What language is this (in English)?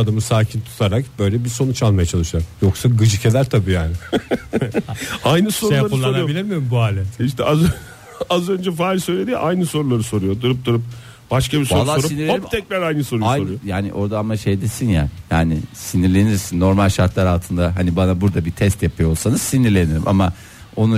Turkish